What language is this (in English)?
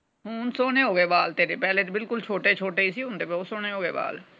Punjabi